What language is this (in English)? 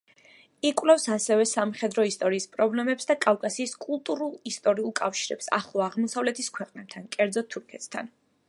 Georgian